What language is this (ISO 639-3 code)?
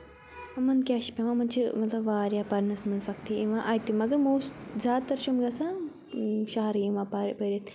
kas